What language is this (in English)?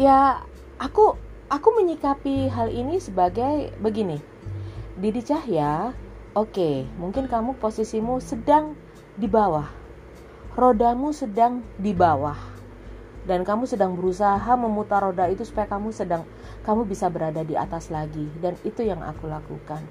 Indonesian